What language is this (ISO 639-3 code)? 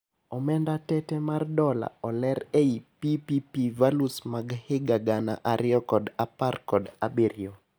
luo